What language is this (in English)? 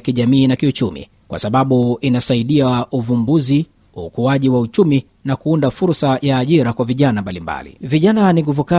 Swahili